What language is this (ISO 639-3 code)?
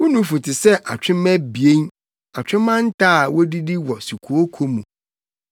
aka